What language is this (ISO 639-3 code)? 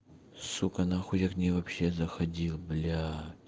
rus